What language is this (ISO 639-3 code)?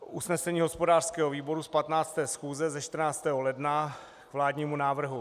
ces